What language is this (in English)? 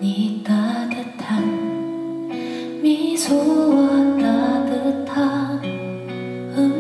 Vietnamese